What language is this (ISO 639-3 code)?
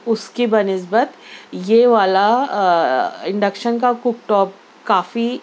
urd